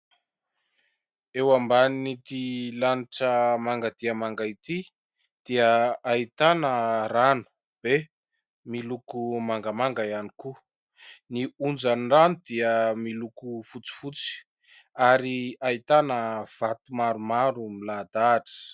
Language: Malagasy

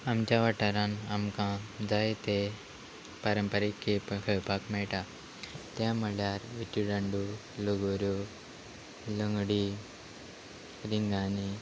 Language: Konkani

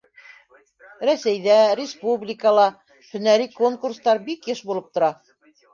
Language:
Bashkir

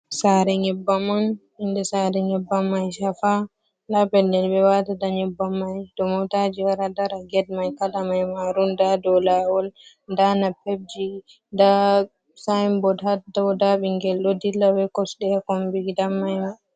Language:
Fula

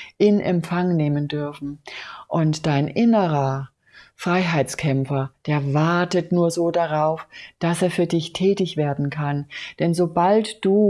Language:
German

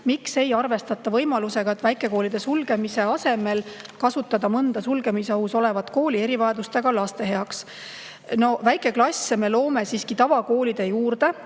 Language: Estonian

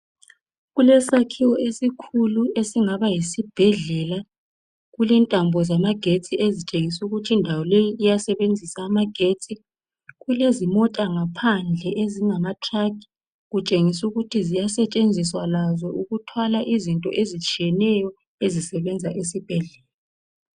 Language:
North Ndebele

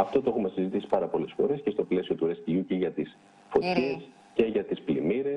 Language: Greek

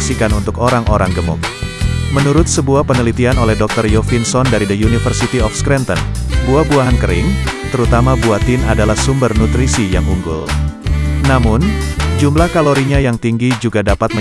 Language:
Indonesian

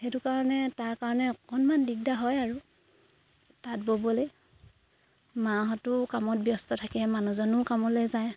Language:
Assamese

